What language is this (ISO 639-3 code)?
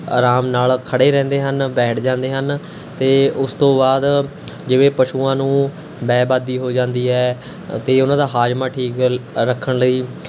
pan